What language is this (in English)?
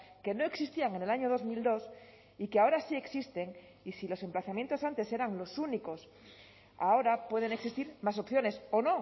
Spanish